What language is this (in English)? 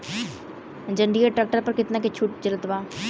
Bhojpuri